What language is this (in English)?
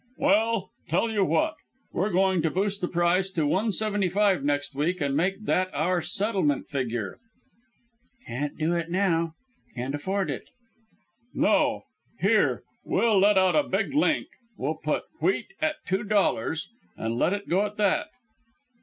English